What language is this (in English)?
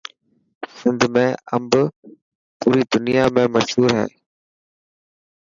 Dhatki